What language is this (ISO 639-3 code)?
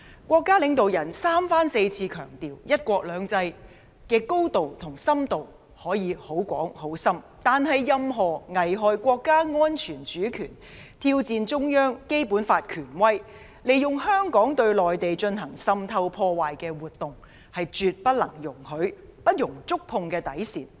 yue